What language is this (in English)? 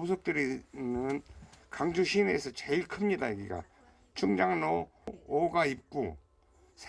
Korean